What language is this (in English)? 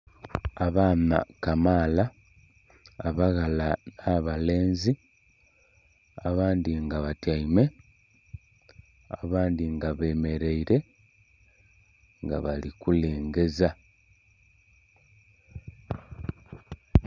Soga